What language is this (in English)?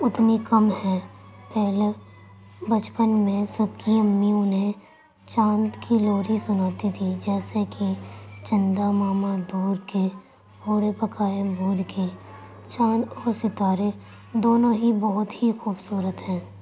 Urdu